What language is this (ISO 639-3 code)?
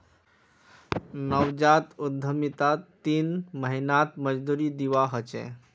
mag